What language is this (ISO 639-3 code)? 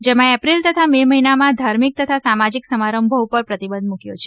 guj